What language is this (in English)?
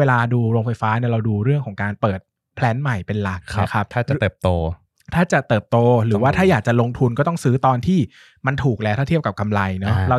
Thai